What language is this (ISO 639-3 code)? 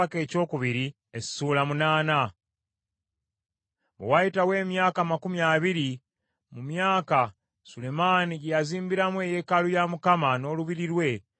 lug